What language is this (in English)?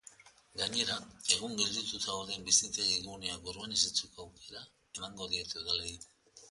Basque